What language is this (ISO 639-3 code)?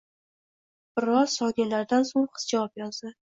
uzb